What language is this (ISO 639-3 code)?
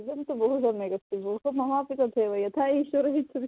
san